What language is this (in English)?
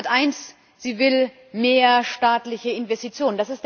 German